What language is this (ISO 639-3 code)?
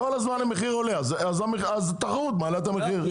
heb